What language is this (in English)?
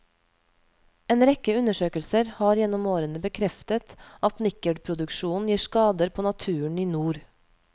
Norwegian